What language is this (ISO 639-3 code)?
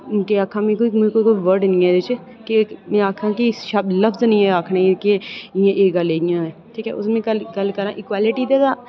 doi